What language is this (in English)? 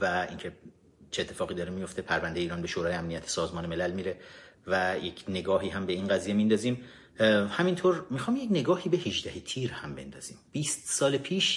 Persian